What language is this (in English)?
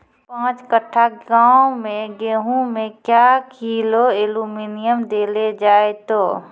Maithili